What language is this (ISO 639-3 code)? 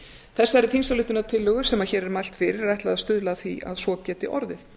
isl